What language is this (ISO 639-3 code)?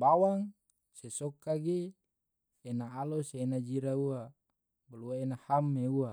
tvo